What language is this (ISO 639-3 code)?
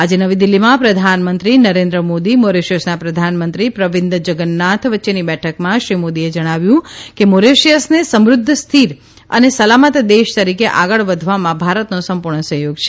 guj